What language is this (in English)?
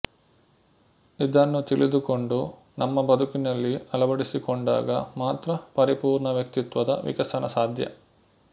Kannada